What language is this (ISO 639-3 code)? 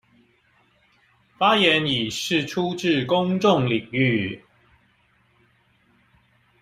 zho